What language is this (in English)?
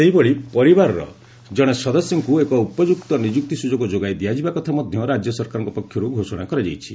Odia